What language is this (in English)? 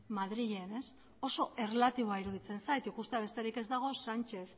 Basque